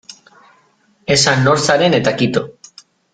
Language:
Basque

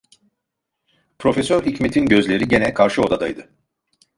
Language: Turkish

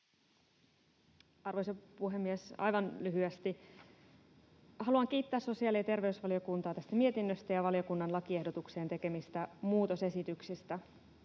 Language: Finnish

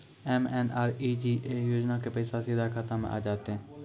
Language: Maithili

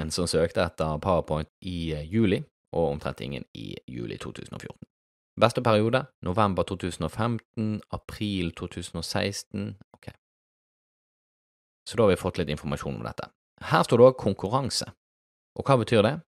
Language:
Norwegian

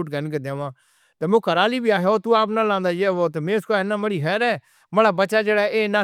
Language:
Northern Hindko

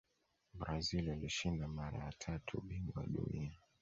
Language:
Swahili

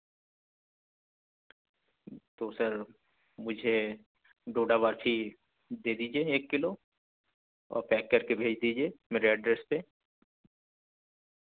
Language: Urdu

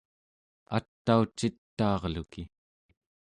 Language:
Central Yupik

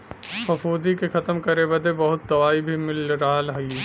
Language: Bhojpuri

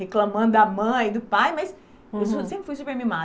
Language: Portuguese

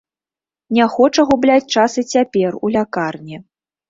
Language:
Belarusian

